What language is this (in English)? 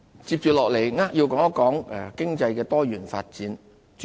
Cantonese